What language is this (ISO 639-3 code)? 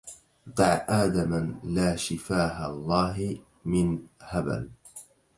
ara